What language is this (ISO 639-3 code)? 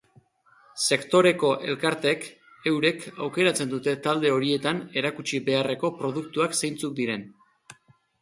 eus